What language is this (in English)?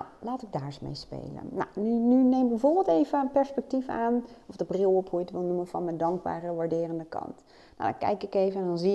Dutch